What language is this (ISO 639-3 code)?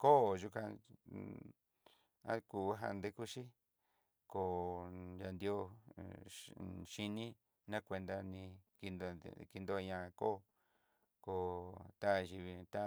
mxy